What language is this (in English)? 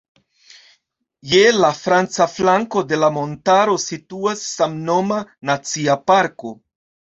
Esperanto